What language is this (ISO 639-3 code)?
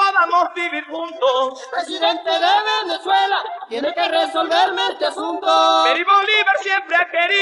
spa